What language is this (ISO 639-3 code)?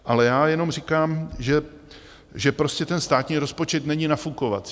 ces